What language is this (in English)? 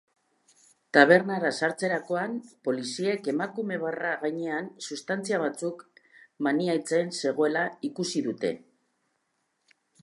Basque